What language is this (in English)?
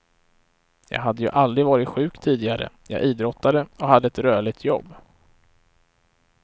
Swedish